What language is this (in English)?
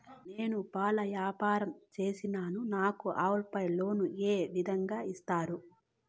Telugu